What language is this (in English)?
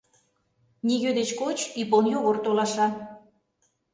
Mari